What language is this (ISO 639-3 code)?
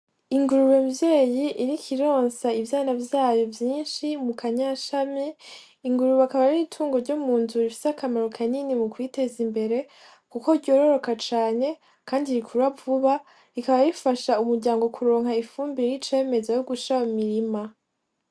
run